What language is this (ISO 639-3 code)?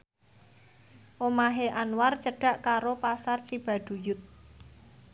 jav